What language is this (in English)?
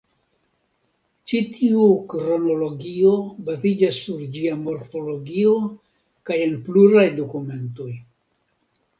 Esperanto